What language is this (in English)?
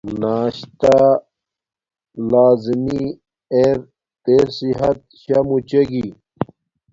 Domaaki